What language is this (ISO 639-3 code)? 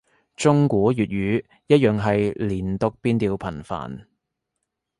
yue